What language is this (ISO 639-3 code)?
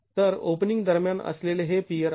mar